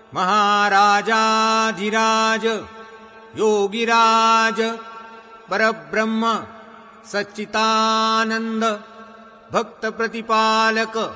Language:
Marathi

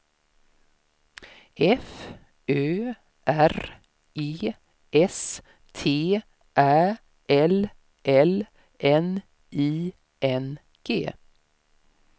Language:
Swedish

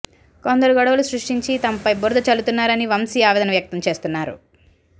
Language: Telugu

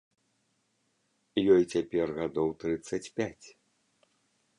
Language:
Belarusian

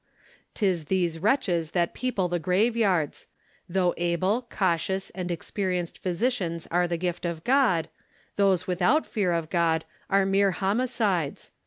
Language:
English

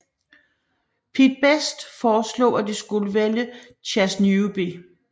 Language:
Danish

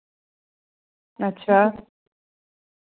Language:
Dogri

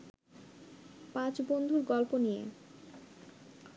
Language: Bangla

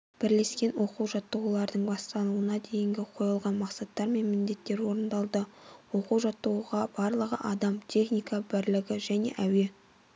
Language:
Kazakh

